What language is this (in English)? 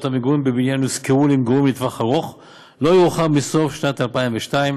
Hebrew